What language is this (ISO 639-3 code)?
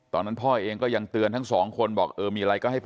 tha